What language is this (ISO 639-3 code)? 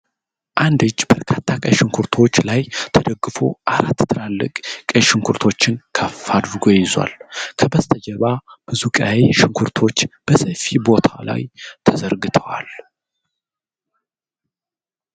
amh